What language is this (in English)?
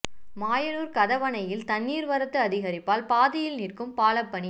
Tamil